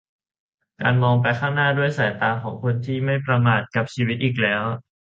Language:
Thai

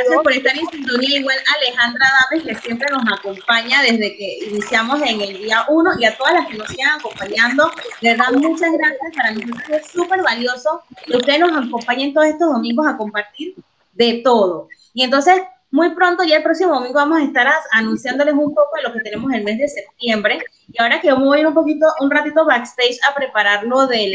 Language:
Spanish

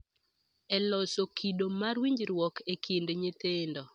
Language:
Luo (Kenya and Tanzania)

